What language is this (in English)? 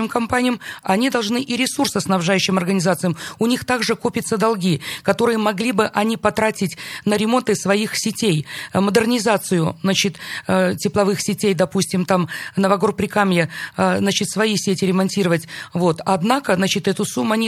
Russian